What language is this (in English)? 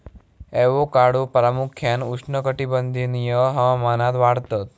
Marathi